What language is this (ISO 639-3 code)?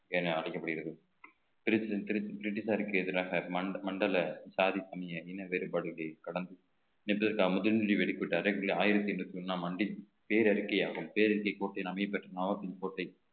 tam